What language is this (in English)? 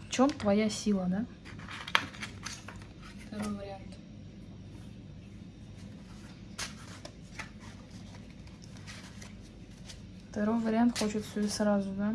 Russian